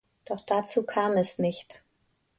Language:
German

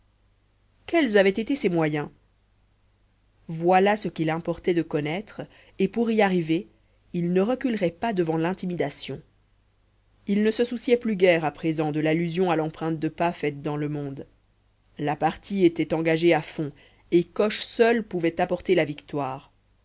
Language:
French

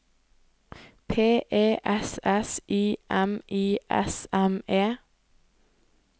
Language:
Norwegian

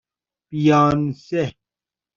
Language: Persian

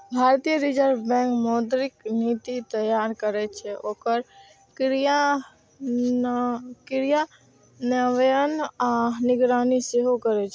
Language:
Maithili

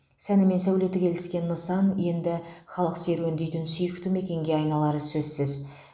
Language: Kazakh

